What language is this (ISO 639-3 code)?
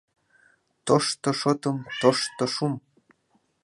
chm